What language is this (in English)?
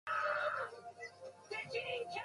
Japanese